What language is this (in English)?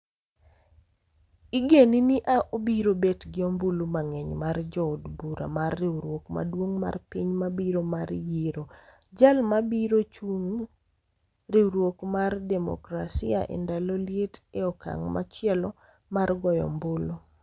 Luo (Kenya and Tanzania)